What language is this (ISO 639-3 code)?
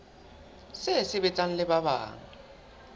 sot